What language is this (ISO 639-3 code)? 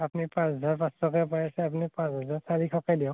asm